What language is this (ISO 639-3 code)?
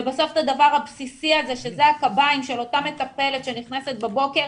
heb